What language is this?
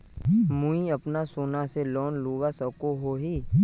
Magahi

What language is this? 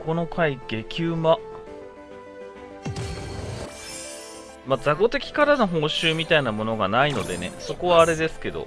Japanese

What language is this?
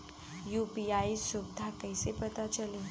Bhojpuri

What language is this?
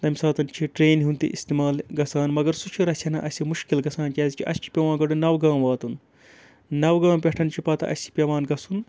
Kashmiri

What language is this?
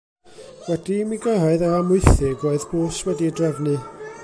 Welsh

